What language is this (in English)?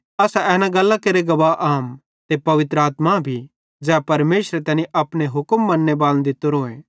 Bhadrawahi